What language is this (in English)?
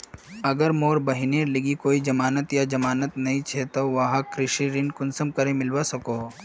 Magahi